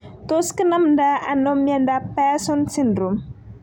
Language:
Kalenjin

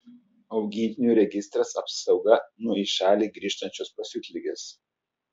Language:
Lithuanian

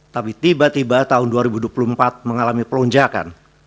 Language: Indonesian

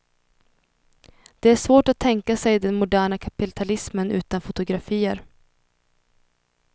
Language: Swedish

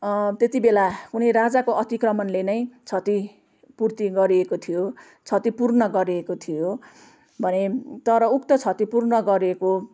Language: Nepali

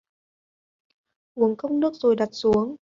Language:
Vietnamese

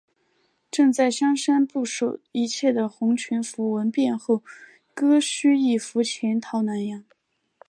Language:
Chinese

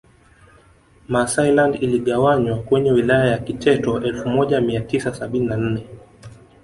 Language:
Swahili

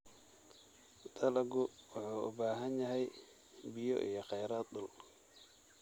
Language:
Somali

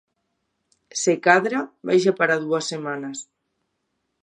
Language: Galician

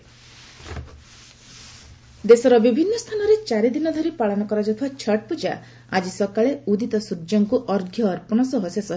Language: Odia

